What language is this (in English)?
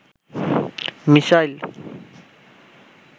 Bangla